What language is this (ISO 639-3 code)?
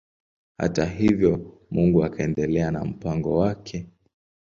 swa